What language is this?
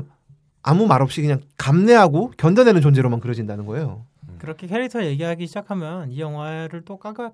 Korean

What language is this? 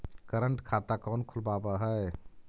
Magahi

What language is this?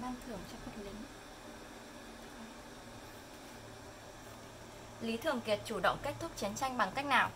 Vietnamese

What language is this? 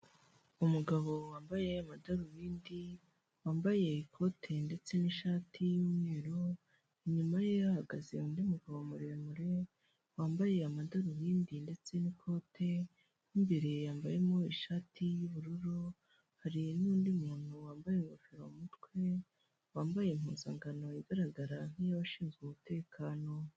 Kinyarwanda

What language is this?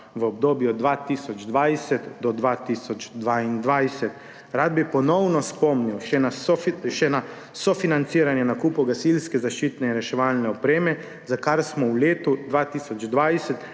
Slovenian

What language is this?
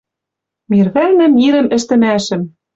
Western Mari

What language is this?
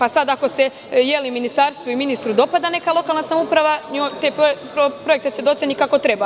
Serbian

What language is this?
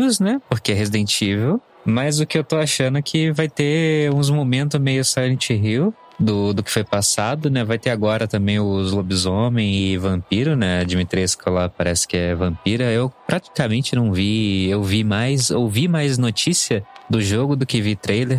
Portuguese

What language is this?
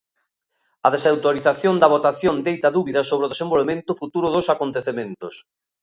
Galician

